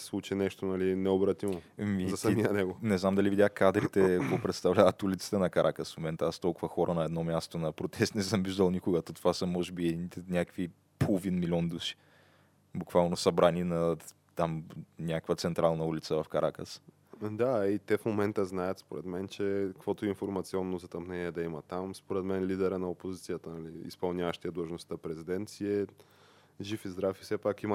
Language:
Bulgarian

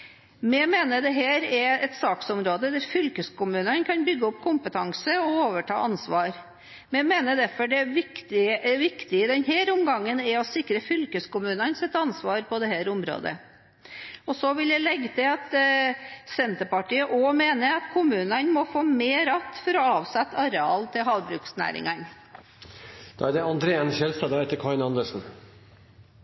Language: Norwegian Bokmål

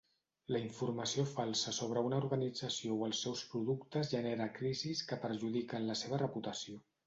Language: Catalan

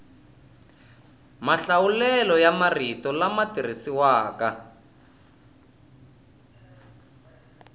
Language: Tsonga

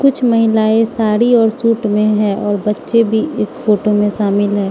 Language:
Hindi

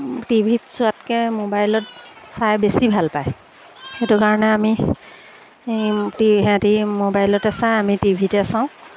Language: Assamese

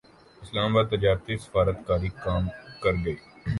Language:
Urdu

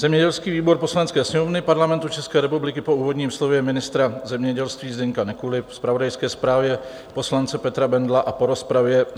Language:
Czech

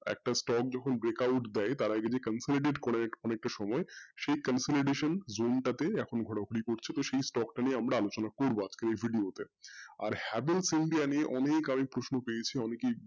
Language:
Bangla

